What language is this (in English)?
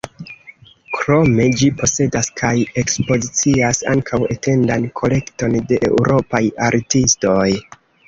Esperanto